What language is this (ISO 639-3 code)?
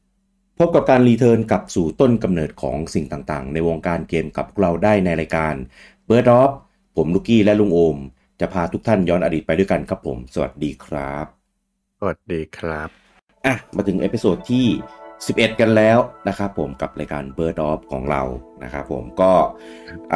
tha